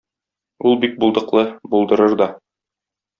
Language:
Tatar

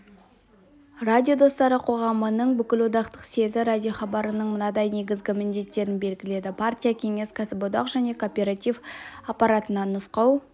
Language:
Kazakh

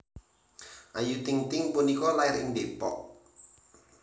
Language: Javanese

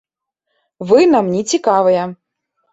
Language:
Belarusian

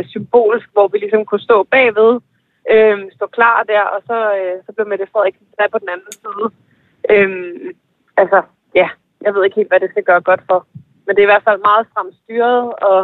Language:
Danish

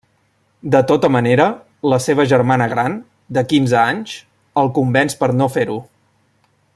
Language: Catalan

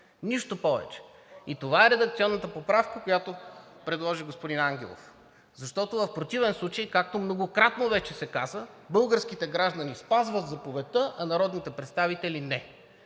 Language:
Bulgarian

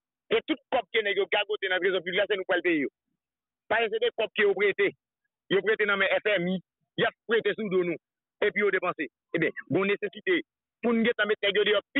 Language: French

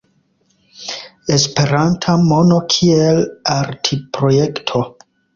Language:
Esperanto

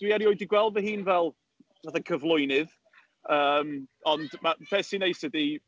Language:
Welsh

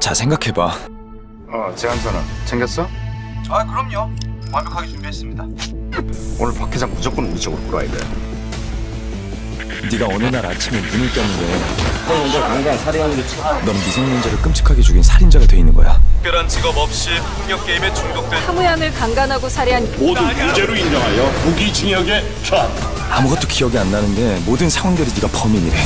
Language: Korean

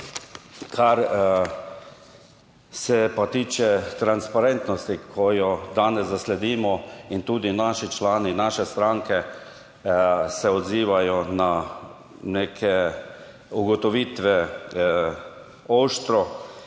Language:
Slovenian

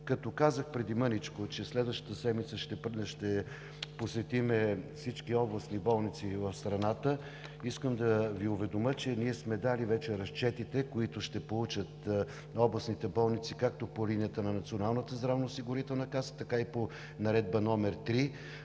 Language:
Bulgarian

